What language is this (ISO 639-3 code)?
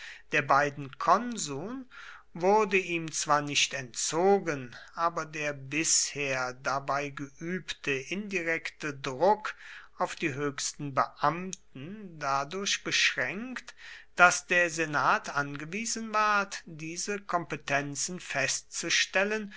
deu